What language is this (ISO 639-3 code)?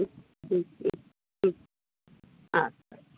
ben